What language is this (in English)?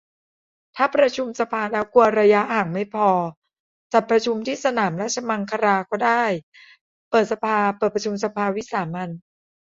Thai